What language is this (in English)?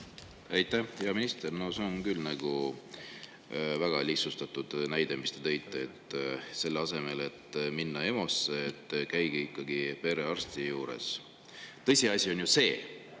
Estonian